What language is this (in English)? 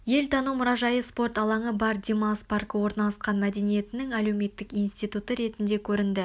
Kazakh